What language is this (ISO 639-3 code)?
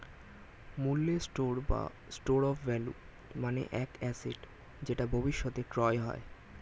ben